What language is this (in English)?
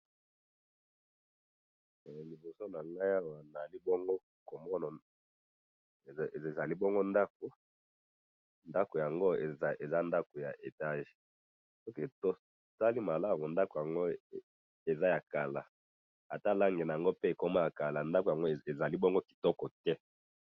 Lingala